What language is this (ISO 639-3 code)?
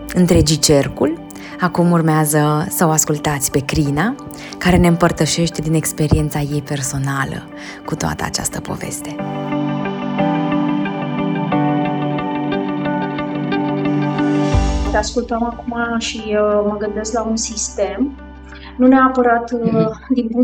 ron